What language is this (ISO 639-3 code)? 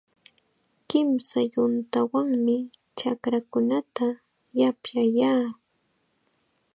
qxa